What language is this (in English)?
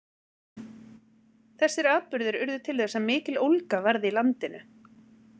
Icelandic